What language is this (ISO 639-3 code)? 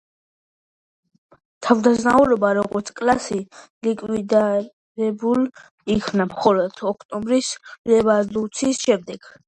kat